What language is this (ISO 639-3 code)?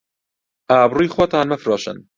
ckb